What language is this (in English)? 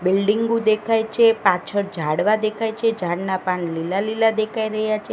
Gujarati